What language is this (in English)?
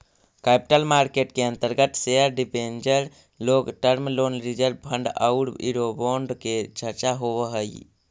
Magahi